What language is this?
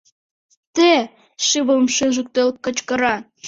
Mari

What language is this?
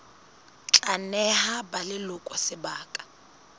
Southern Sotho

